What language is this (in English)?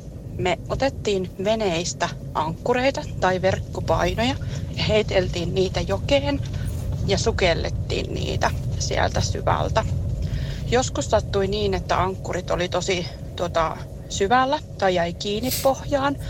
Finnish